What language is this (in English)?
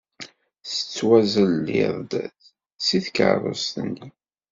Kabyle